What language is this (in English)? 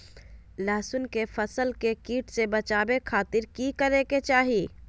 Magahi